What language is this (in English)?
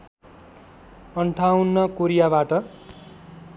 Nepali